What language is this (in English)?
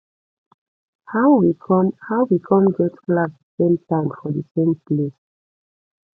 Nigerian Pidgin